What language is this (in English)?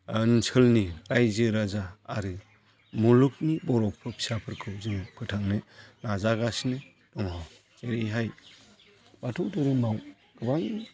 Bodo